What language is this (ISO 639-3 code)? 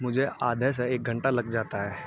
urd